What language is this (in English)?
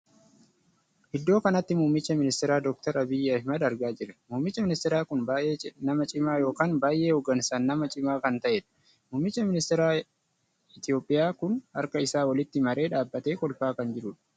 Oromo